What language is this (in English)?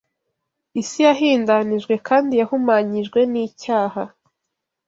Kinyarwanda